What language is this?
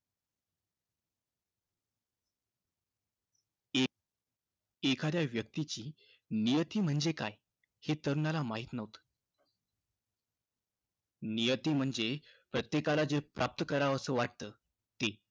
Marathi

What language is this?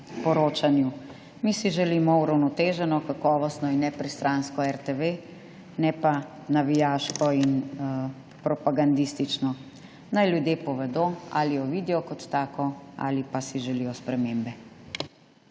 Slovenian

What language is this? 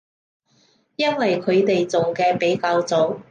Cantonese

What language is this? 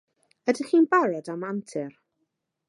Welsh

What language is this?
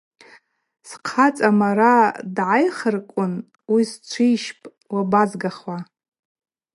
Abaza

